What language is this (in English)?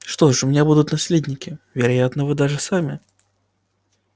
Russian